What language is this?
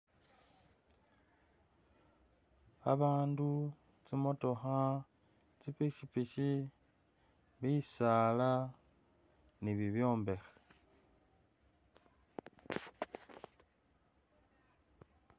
Masaaba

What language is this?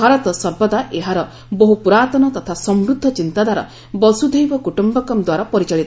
Odia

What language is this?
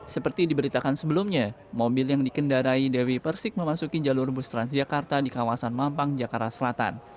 Indonesian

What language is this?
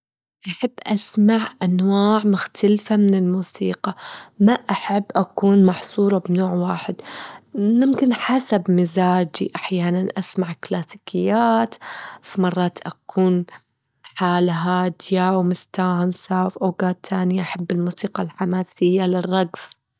Gulf Arabic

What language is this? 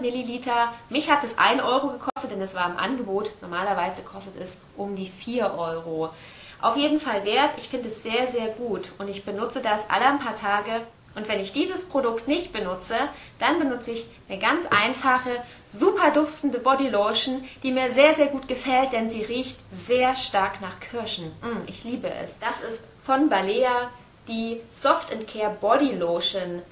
German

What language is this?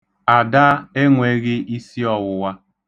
Igbo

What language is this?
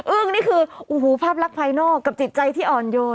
Thai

